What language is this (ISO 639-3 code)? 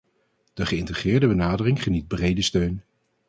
nld